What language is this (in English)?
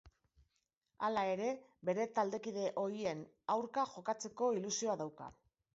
Basque